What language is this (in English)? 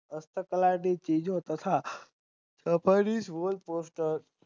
Gujarati